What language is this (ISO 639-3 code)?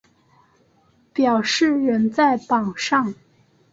zho